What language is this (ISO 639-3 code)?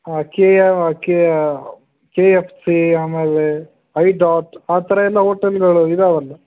kan